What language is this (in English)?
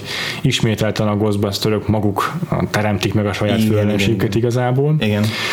Hungarian